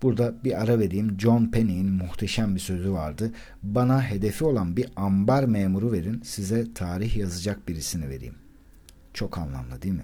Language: Turkish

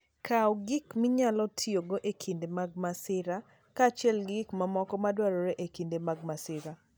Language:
Luo (Kenya and Tanzania)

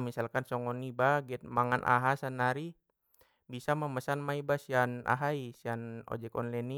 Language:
Batak Mandailing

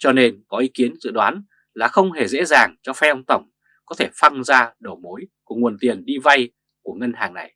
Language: Vietnamese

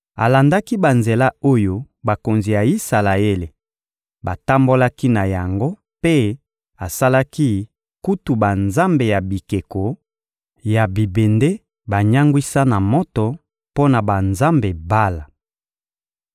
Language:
Lingala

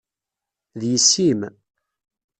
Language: Kabyle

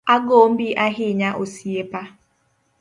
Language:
Luo (Kenya and Tanzania)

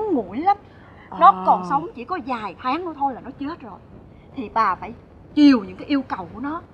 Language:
Vietnamese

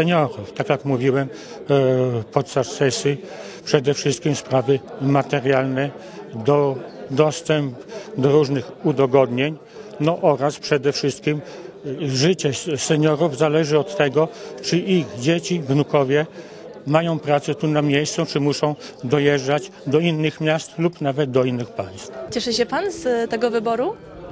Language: Polish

